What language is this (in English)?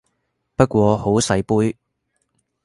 Cantonese